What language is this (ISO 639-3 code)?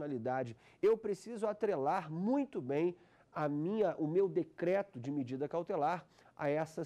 por